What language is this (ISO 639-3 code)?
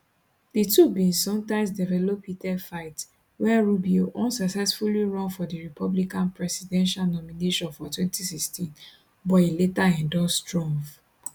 pcm